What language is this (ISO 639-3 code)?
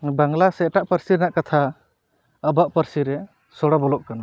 sat